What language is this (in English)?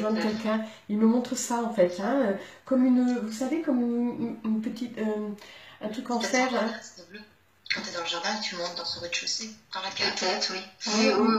French